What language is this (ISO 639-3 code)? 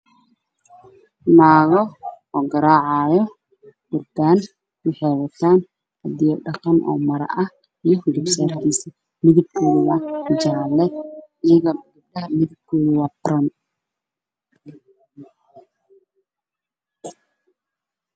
som